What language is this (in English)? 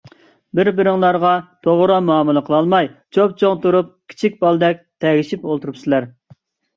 Uyghur